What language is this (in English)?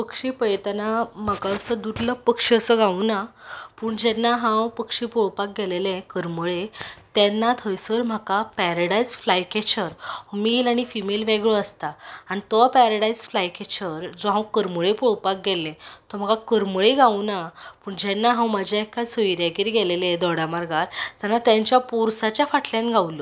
Konkani